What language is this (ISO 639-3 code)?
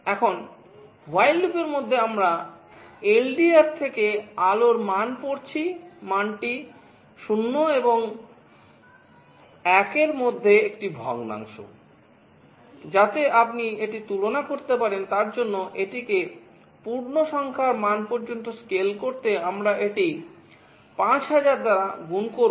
ben